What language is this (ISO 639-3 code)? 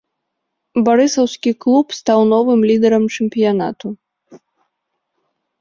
bel